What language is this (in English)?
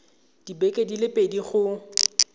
Tswana